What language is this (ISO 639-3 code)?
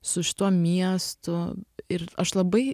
lit